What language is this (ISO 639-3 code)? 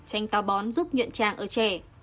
vie